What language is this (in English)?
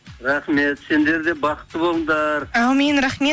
Kazakh